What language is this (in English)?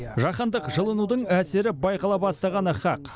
Kazakh